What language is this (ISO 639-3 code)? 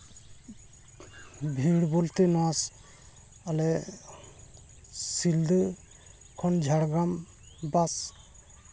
sat